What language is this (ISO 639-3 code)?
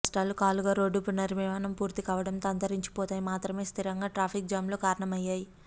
tel